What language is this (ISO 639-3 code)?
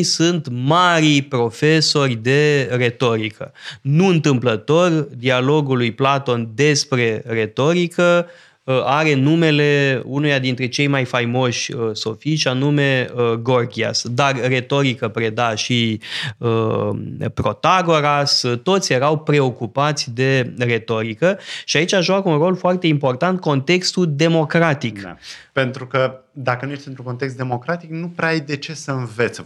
ron